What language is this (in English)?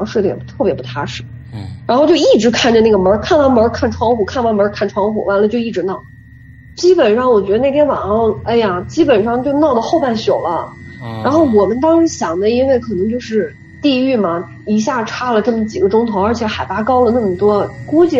Chinese